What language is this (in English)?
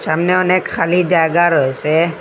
Bangla